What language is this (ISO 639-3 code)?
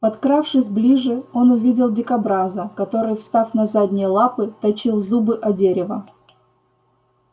rus